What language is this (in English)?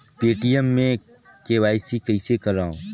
Chhattisgarhi